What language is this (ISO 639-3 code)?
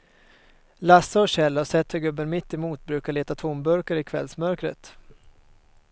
swe